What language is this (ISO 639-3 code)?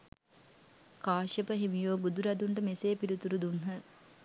sin